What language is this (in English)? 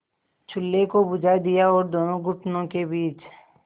Hindi